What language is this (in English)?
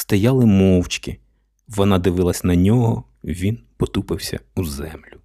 Ukrainian